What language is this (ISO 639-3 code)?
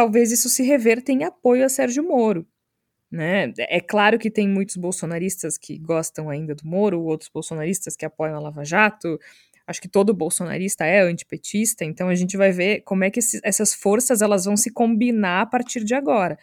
por